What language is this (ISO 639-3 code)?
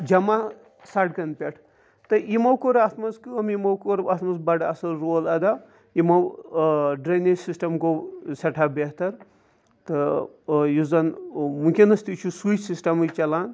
kas